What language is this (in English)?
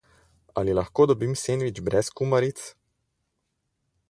Slovenian